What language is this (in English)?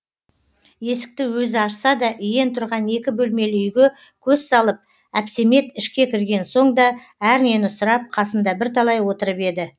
Kazakh